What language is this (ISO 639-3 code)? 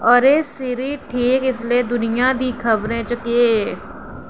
doi